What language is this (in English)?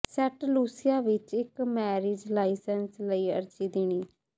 Punjabi